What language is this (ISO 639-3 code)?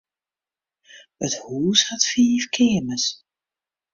fry